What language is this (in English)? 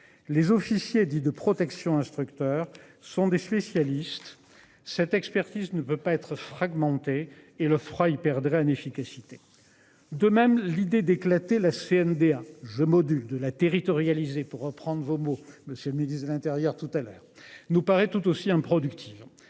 French